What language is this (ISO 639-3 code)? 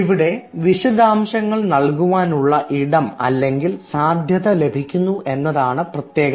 mal